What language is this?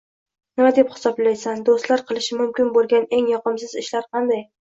Uzbek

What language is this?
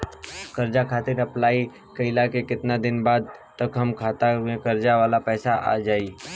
Bhojpuri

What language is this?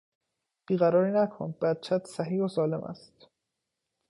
Persian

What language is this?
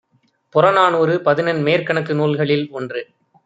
Tamil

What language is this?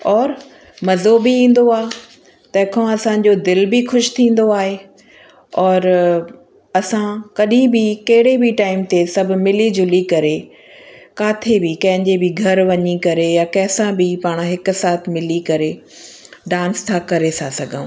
Sindhi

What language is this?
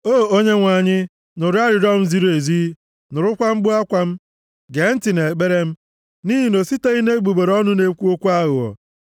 Igbo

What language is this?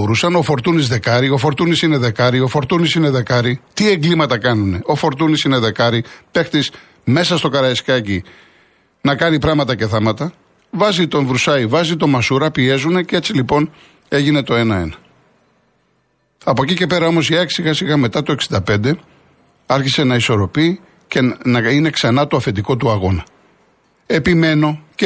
Greek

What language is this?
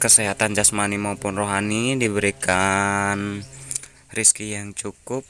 Indonesian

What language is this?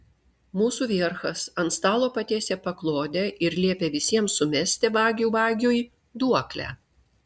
Lithuanian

